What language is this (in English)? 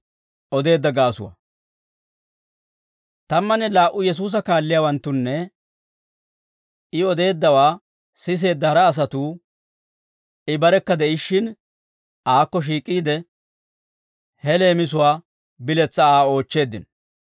Dawro